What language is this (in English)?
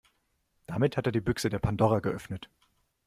German